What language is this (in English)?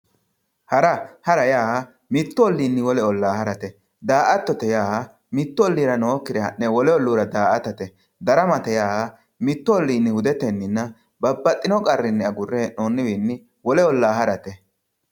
Sidamo